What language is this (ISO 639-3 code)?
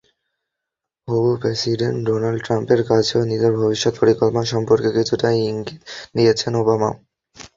ben